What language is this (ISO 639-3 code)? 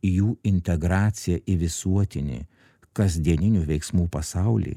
lit